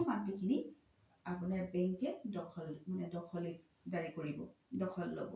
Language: Assamese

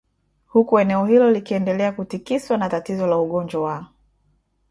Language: Swahili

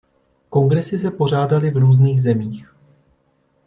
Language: Czech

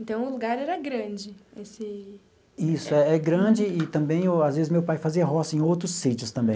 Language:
Portuguese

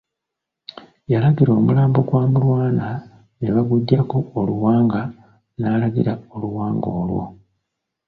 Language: Ganda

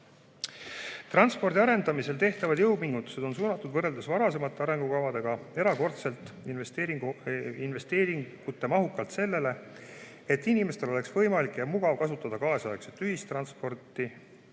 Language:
Estonian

